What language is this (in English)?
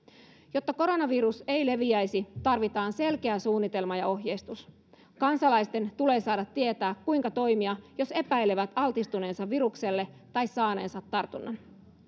Finnish